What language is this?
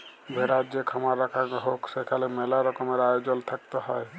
Bangla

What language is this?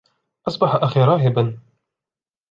Arabic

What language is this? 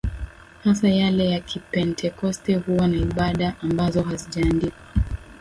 Swahili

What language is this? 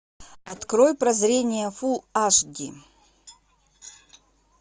Russian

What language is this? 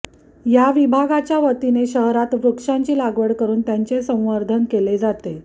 Marathi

